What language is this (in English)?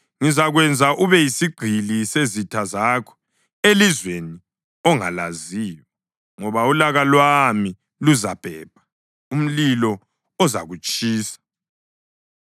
North Ndebele